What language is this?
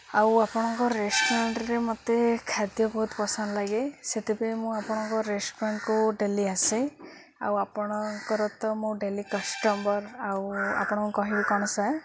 Odia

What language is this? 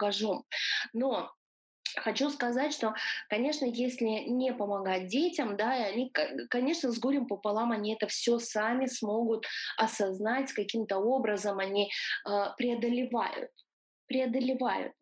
Russian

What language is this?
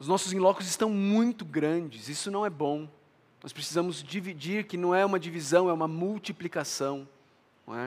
Portuguese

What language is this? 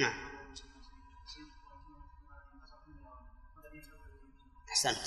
Arabic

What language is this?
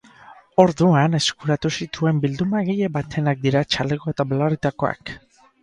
Basque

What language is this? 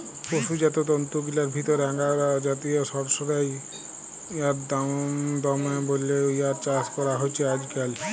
Bangla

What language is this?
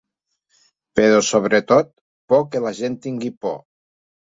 Catalan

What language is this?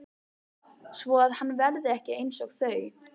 Icelandic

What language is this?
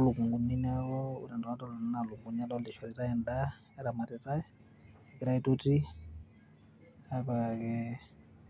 Masai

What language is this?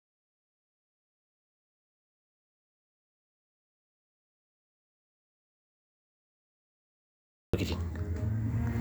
Masai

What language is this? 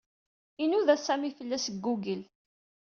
Kabyle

